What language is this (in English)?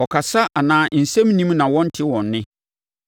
Akan